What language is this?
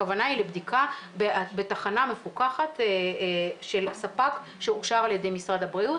Hebrew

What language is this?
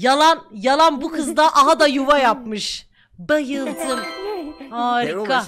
Turkish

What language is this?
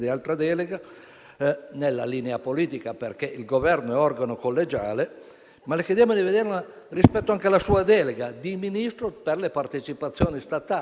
Italian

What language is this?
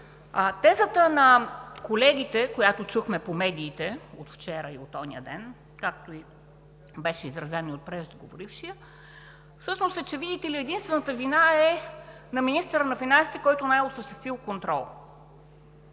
Bulgarian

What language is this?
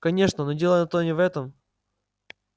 Russian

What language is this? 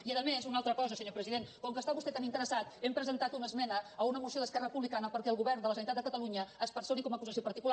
Catalan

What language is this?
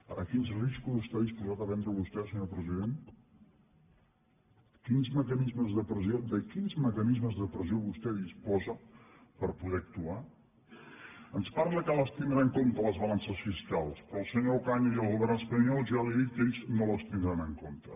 Catalan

